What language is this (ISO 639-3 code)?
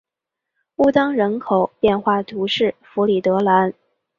zho